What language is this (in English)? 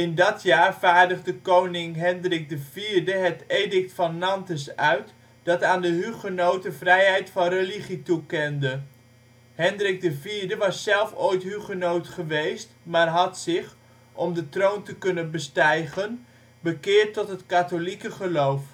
Dutch